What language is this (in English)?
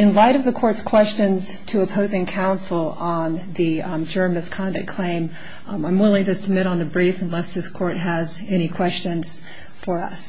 English